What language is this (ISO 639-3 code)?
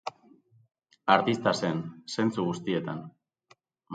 eus